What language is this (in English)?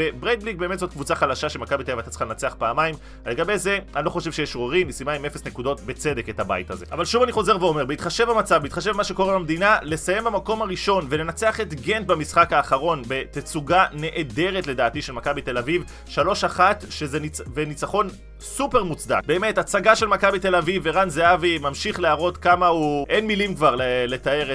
Hebrew